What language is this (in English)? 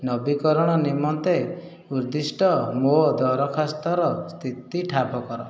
Odia